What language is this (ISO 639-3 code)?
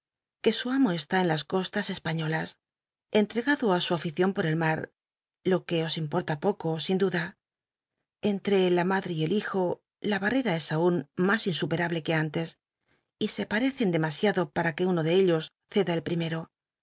spa